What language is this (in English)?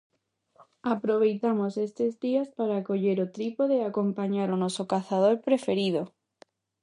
Galician